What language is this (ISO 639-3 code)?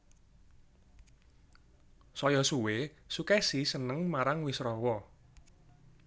jav